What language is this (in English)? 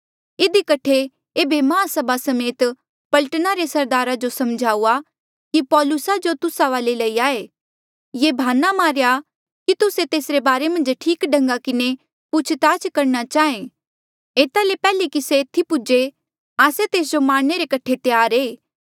Mandeali